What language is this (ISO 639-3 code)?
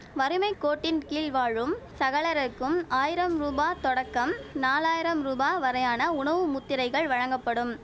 tam